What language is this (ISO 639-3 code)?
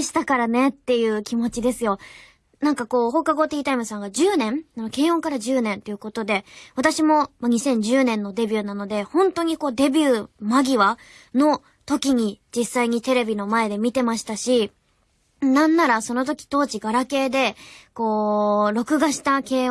jpn